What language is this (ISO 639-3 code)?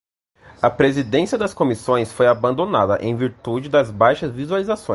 por